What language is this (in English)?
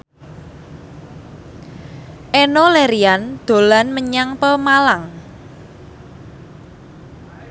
Javanese